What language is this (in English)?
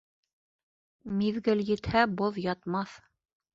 Bashkir